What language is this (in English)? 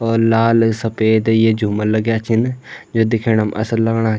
Garhwali